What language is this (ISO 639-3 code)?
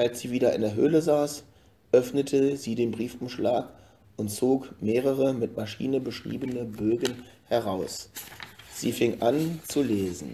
deu